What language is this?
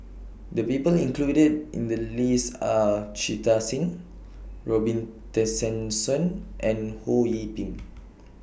English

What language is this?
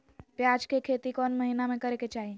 Magahi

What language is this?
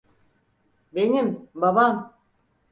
Turkish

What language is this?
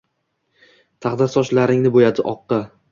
Uzbek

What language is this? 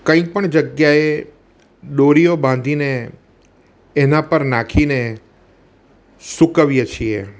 Gujarati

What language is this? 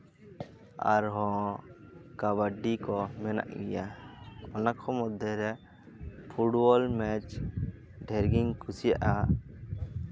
Santali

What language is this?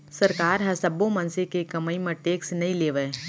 Chhattisgarhi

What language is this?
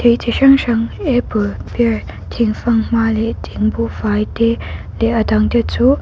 Mizo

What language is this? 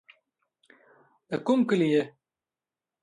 Pashto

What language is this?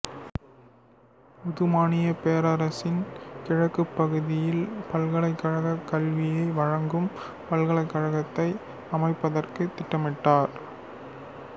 Tamil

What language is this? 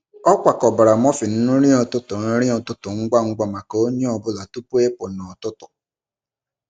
Igbo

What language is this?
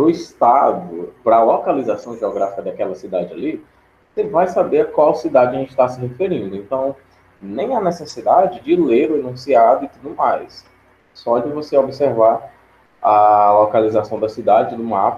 Portuguese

